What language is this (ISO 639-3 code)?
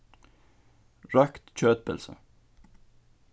fao